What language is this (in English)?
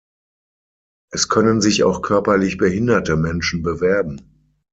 German